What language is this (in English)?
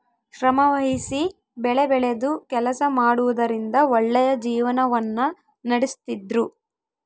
Kannada